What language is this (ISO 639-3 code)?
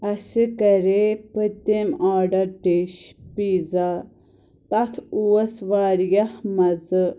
kas